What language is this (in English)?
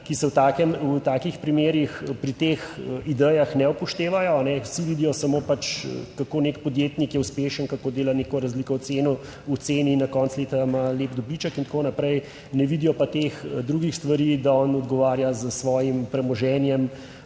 Slovenian